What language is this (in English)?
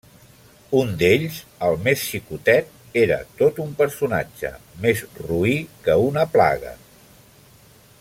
Catalan